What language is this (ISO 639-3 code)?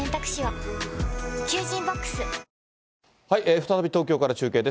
jpn